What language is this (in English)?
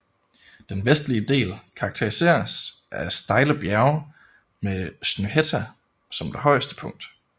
Danish